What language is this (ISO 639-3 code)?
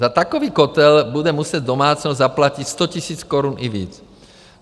ces